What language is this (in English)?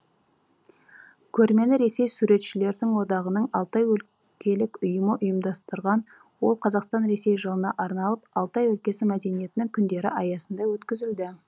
Kazakh